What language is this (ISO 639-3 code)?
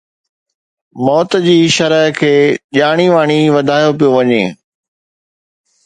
snd